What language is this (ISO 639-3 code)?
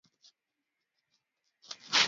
swa